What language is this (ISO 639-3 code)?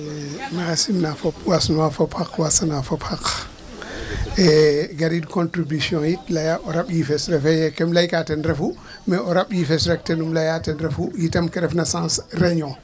srr